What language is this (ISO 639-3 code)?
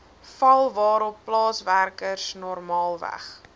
afr